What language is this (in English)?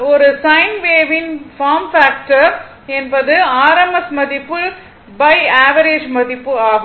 Tamil